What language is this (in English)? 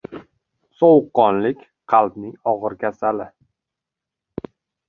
Uzbek